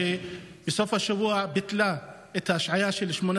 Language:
Hebrew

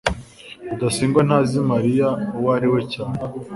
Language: Kinyarwanda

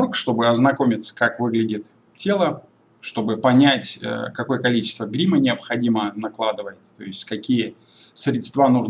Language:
Russian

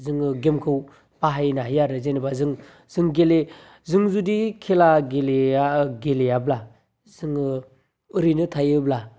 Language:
Bodo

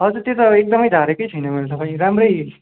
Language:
Nepali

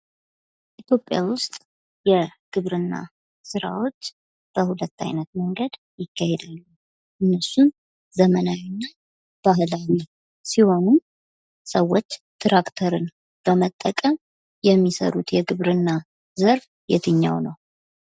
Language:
Amharic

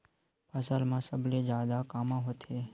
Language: Chhattisgarhi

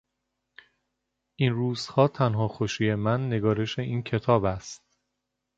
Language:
Persian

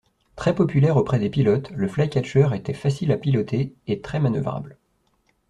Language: French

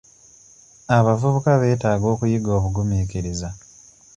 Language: Ganda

